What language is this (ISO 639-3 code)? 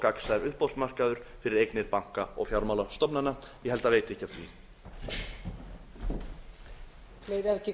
isl